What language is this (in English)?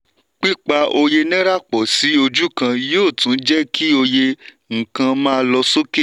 Yoruba